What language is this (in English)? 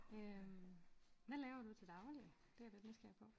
Danish